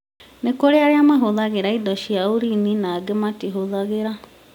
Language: Kikuyu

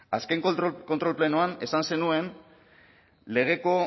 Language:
Basque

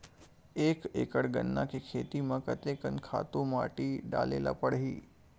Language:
Chhattisgarhi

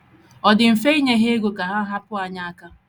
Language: Igbo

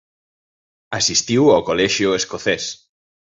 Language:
Galician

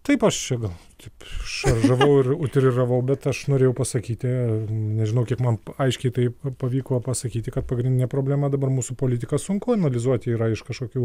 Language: Lithuanian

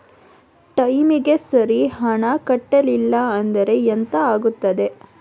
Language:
Kannada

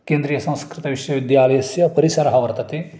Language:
Sanskrit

